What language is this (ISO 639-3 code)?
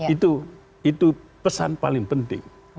ind